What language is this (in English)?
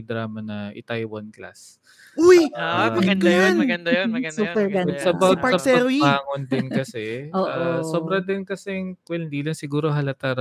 Filipino